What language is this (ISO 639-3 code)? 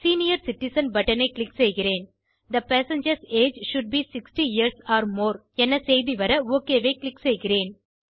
tam